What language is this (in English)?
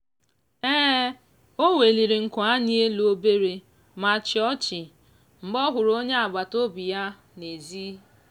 Igbo